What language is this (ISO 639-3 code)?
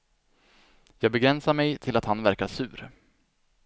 swe